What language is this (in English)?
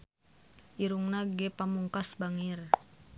Sundanese